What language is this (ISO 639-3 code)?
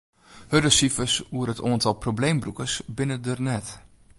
fry